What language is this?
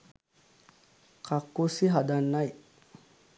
Sinhala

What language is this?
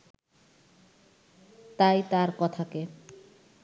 Bangla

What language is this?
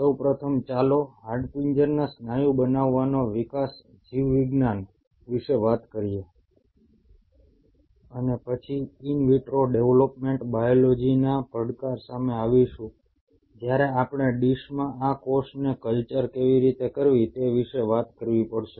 Gujarati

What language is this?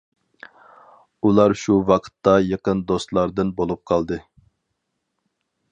Uyghur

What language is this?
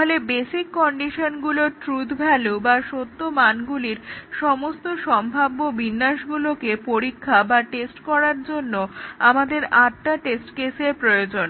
Bangla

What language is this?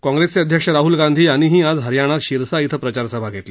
Marathi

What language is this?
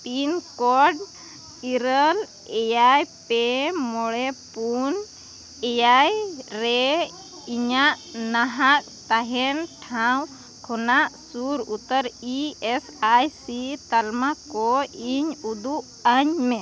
Santali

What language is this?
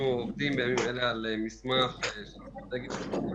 Hebrew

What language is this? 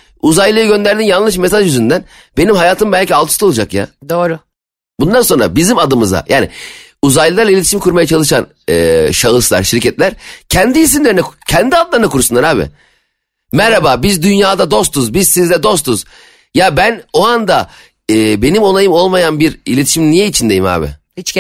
Turkish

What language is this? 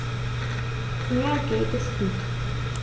German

